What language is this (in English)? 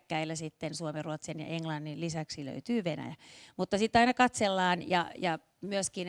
Finnish